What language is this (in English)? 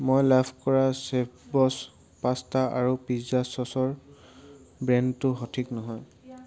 Assamese